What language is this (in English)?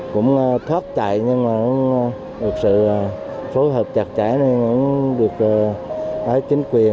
Vietnamese